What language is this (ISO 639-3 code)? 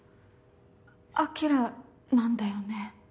jpn